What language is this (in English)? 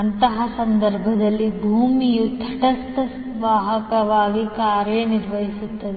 Kannada